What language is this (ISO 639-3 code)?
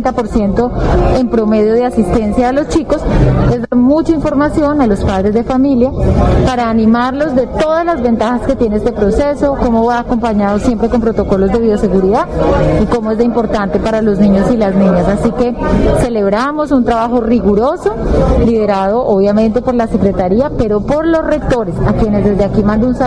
spa